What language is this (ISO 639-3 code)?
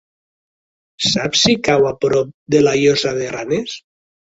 cat